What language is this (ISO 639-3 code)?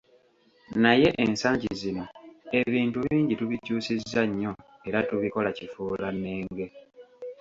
lug